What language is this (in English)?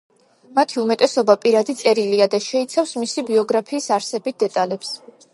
Georgian